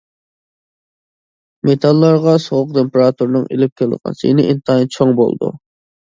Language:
Uyghur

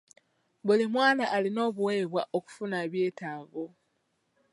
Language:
Ganda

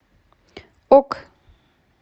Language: Russian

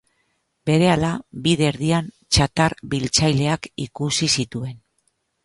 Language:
Basque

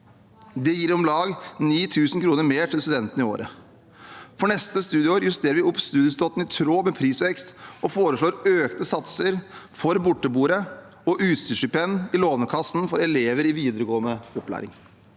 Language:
Norwegian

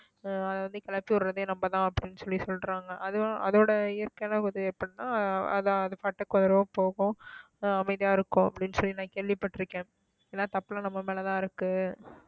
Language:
Tamil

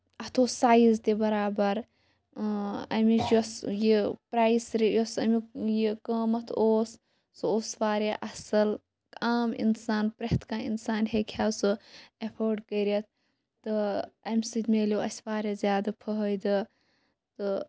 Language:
Kashmiri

